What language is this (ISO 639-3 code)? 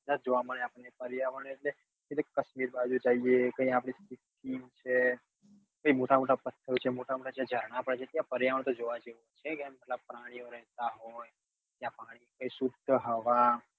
guj